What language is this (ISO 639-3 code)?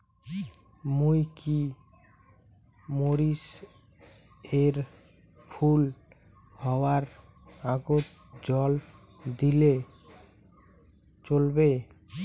ben